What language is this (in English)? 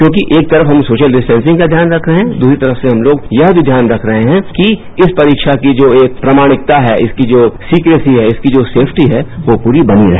Hindi